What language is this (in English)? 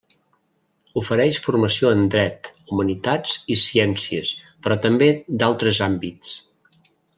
Catalan